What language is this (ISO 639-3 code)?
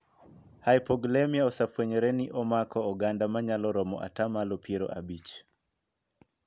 luo